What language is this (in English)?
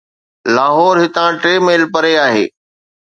Sindhi